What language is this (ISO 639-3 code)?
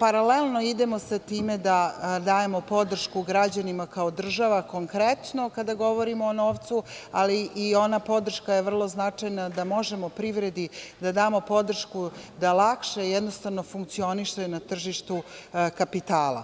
srp